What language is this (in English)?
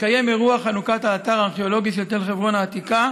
Hebrew